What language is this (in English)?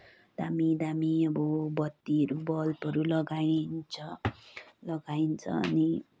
Nepali